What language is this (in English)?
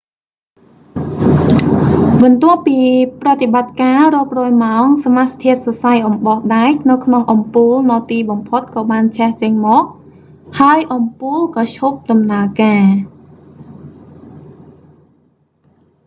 Khmer